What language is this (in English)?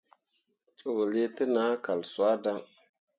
Mundang